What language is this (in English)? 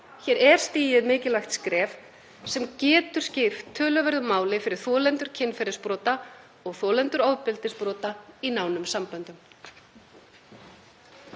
Icelandic